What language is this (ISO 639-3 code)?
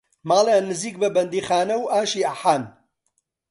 ckb